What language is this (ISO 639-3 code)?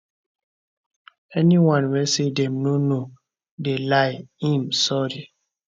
pcm